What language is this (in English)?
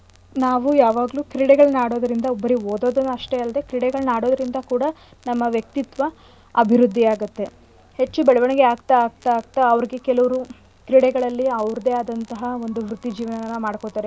Kannada